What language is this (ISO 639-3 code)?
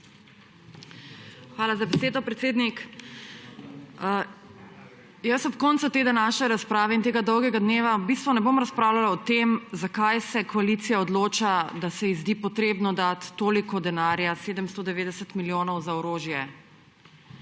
slv